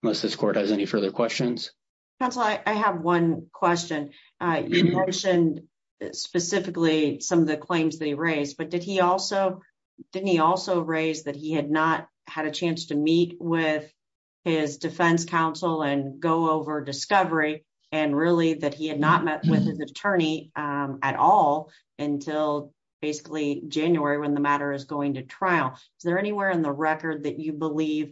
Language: English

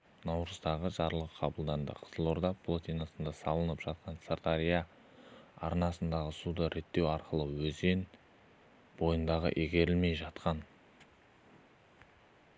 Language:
Kazakh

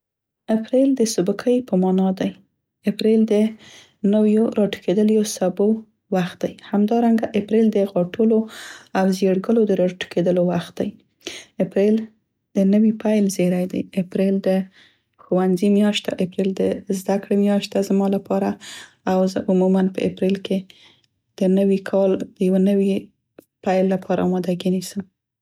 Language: Central Pashto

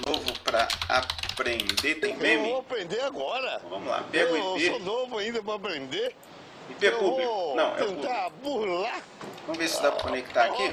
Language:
Portuguese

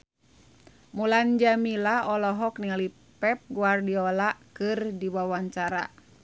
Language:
Sundanese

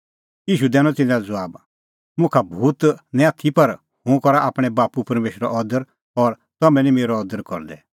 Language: Kullu Pahari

